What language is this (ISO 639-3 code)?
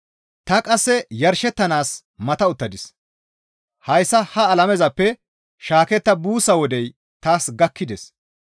gmv